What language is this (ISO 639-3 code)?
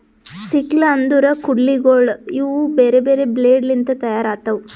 kan